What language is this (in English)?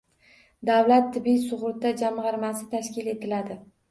Uzbek